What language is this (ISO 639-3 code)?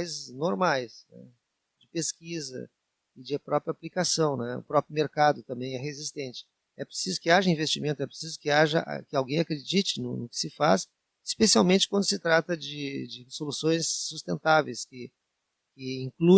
por